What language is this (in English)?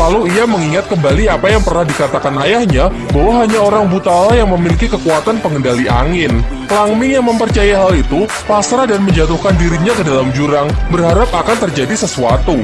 Indonesian